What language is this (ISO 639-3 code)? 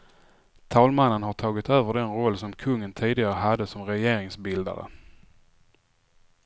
swe